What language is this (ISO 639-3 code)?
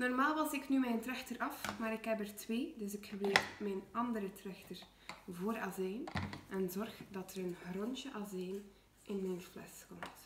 nld